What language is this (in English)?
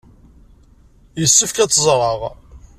Kabyle